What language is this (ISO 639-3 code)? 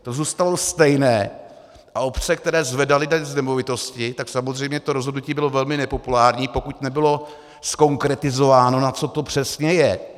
ces